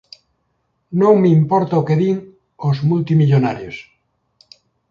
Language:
Galician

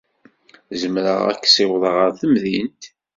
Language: Kabyle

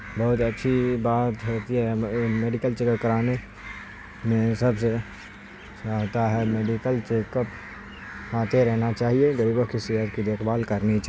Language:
Urdu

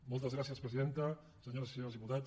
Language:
Catalan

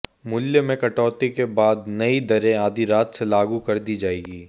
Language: Hindi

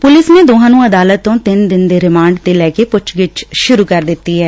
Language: Punjabi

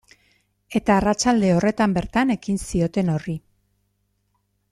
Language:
Basque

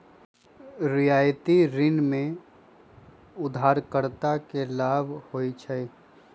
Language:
Magahi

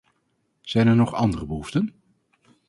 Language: Dutch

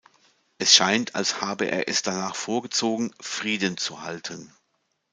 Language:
German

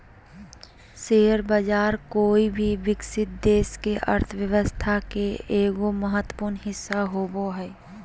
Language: Magahi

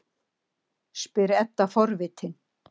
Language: Icelandic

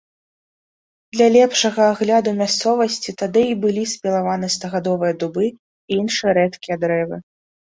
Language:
Belarusian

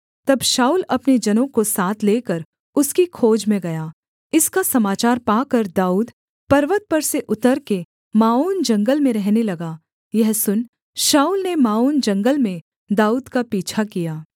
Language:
Hindi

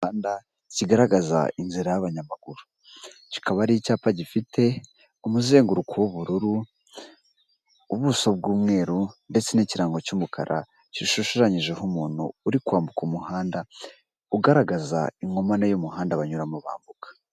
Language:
Kinyarwanda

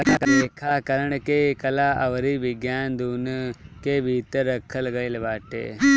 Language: Bhojpuri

